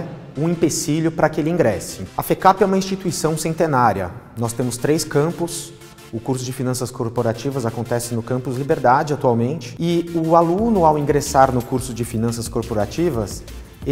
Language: Portuguese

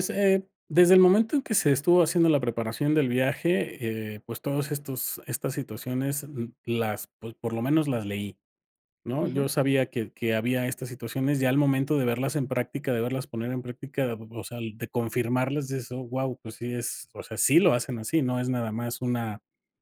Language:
Spanish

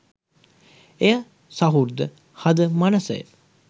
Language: Sinhala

